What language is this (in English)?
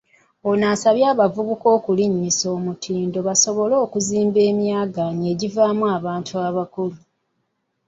Ganda